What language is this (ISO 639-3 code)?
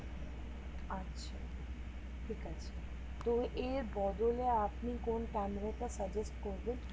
ben